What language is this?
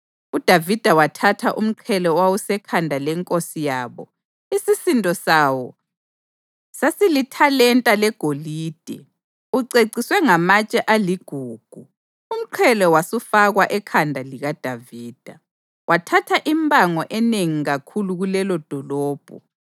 North Ndebele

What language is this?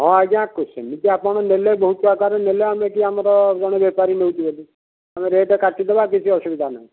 Odia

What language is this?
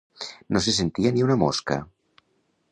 Catalan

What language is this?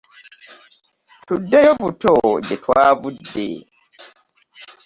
Ganda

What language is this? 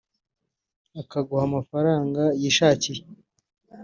Kinyarwanda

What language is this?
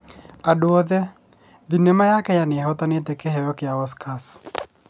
Kikuyu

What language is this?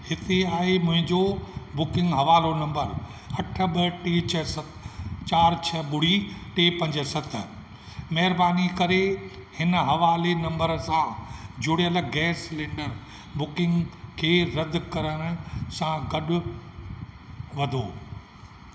Sindhi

